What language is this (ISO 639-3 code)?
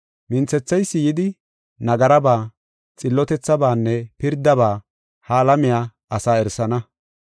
gof